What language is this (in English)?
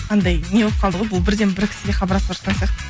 Kazakh